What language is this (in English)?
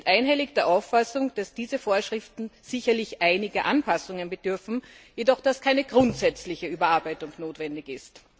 German